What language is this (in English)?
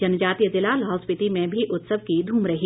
Hindi